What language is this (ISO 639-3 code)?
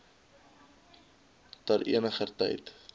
afr